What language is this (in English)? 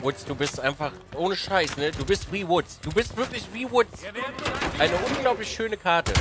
German